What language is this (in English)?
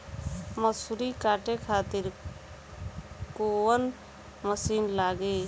Bhojpuri